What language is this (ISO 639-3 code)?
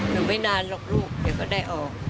tha